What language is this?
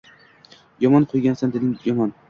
Uzbek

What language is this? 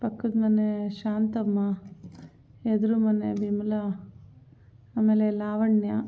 Kannada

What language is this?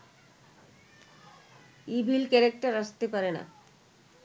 Bangla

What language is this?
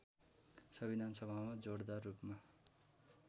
Nepali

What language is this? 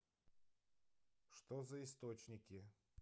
Russian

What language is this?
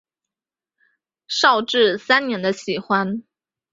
Chinese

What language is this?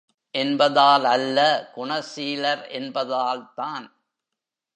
Tamil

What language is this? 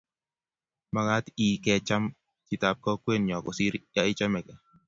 Kalenjin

